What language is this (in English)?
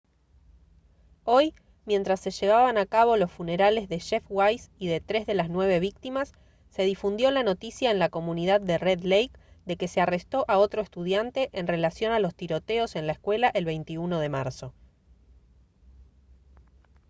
Spanish